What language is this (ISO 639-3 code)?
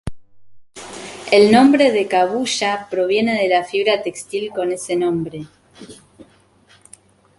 spa